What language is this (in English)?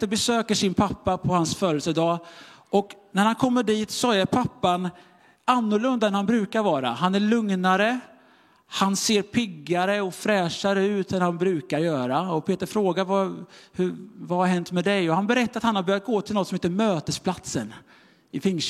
Swedish